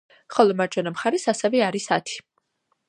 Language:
Georgian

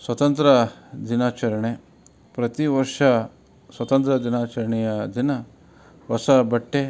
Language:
Kannada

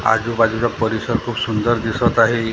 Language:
Marathi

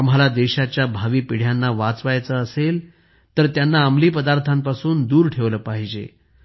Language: Marathi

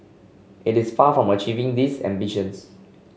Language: English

